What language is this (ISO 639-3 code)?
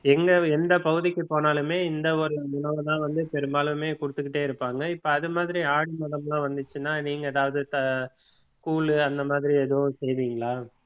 tam